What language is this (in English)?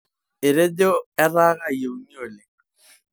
Masai